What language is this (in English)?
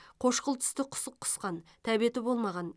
Kazakh